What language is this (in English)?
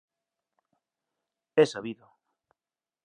Galician